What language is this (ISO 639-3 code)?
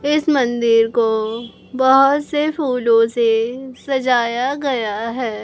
hin